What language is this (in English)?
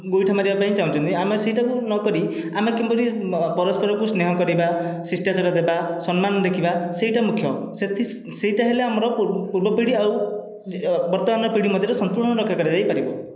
Odia